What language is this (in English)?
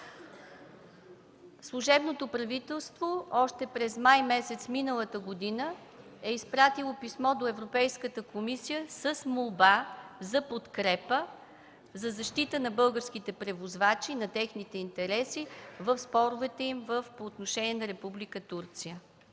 Bulgarian